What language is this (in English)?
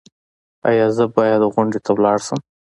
Pashto